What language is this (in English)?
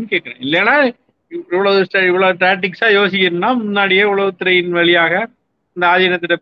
Tamil